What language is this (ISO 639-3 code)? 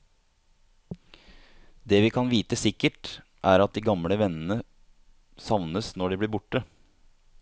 nor